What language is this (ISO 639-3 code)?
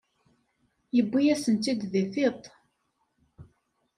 kab